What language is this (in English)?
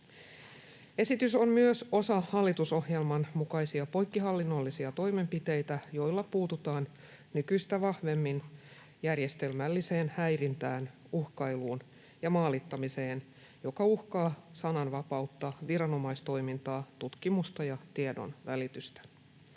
Finnish